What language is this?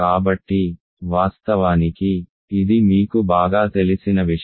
Telugu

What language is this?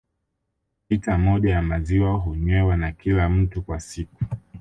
Swahili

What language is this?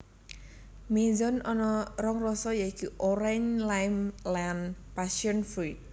Javanese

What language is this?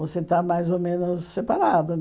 Portuguese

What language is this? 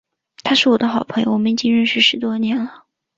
Chinese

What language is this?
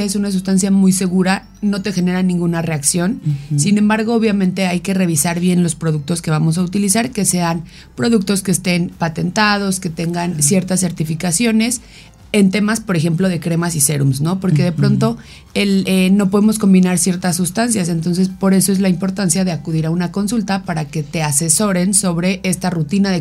Spanish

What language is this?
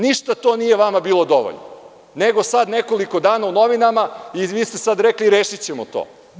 Serbian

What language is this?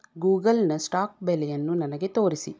Kannada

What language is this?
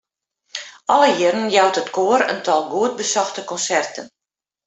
Western Frisian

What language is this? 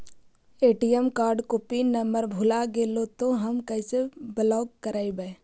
Magahi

